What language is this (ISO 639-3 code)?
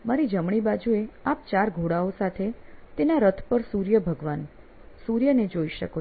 guj